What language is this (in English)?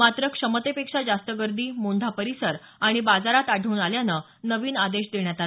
Marathi